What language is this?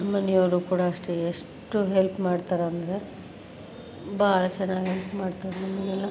Kannada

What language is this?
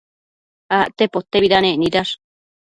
Matsés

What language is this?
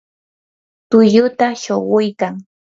Yanahuanca Pasco Quechua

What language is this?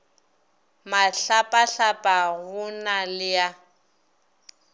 Northern Sotho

